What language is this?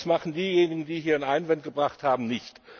German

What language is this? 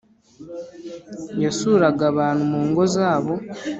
Kinyarwanda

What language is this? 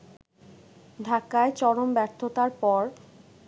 Bangla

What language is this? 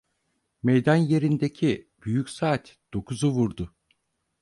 Turkish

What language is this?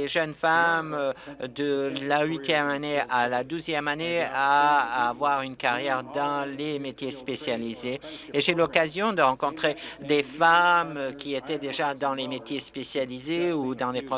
French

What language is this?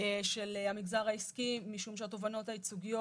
Hebrew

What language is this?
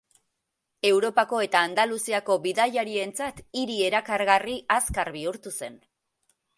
Basque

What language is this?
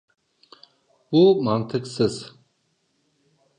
Turkish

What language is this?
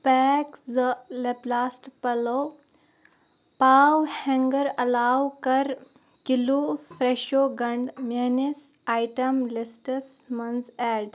Kashmiri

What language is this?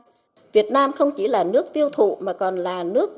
Vietnamese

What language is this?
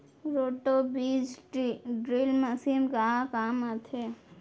Chhattisgarhi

